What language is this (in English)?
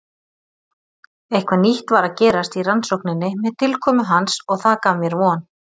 Icelandic